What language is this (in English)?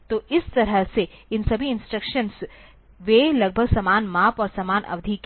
Hindi